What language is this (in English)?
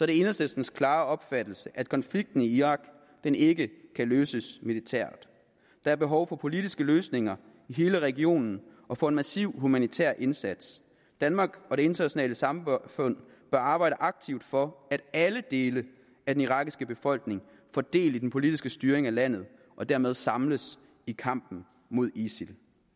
Danish